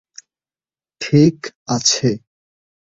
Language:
Bangla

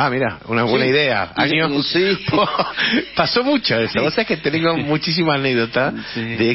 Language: Spanish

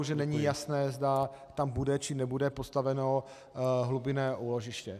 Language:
Czech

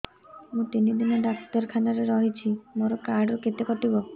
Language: Odia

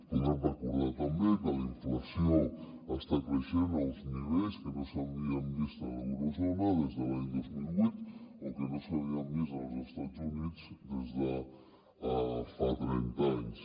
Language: Catalan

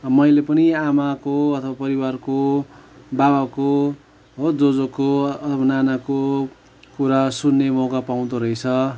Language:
Nepali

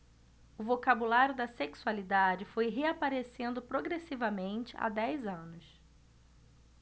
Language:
Portuguese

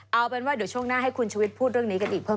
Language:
Thai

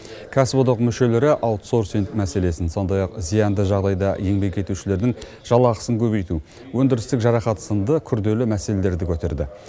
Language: Kazakh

